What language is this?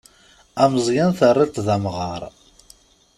Kabyle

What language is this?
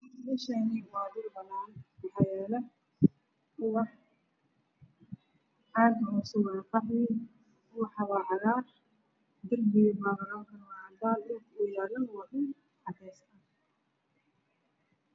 Somali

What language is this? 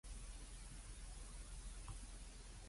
Cantonese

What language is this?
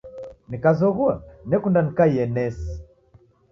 Taita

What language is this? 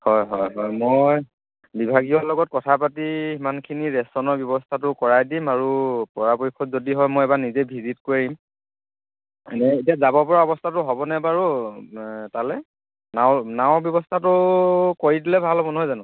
Assamese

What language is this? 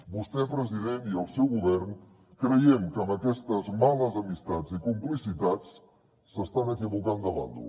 Catalan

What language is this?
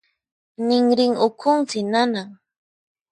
Puno Quechua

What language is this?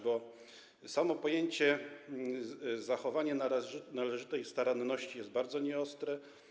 Polish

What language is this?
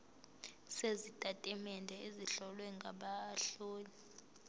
Zulu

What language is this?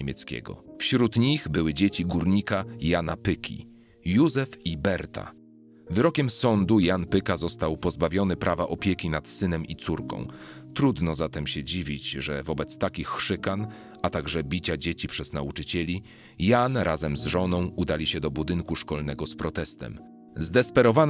Polish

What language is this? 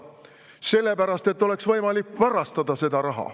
Estonian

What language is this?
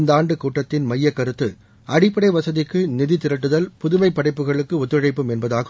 Tamil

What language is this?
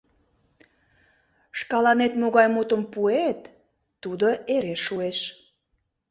Mari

